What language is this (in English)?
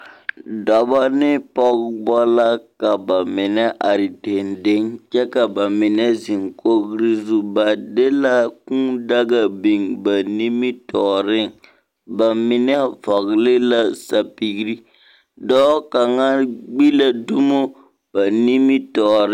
Southern Dagaare